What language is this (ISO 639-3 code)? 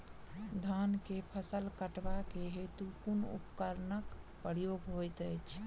mai